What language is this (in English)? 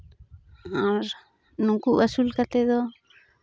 Santali